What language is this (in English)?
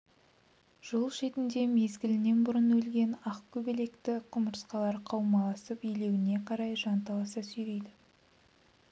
Kazakh